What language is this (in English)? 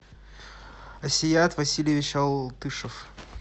Russian